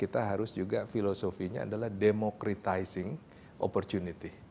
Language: Indonesian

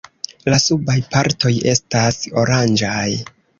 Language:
Esperanto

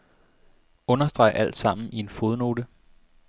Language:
Danish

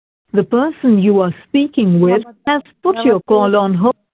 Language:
Punjabi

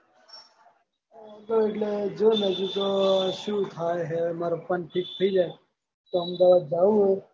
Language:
Gujarati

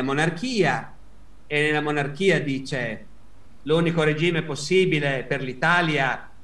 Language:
Italian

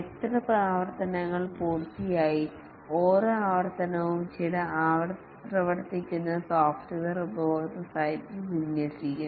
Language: Malayalam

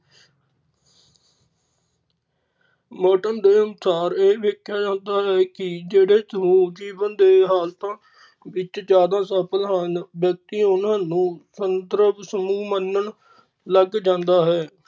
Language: Punjabi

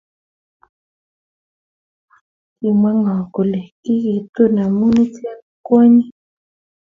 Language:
Kalenjin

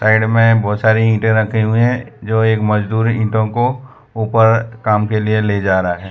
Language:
Hindi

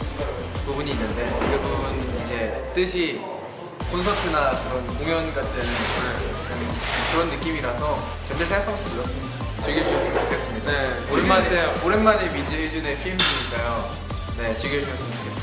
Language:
Korean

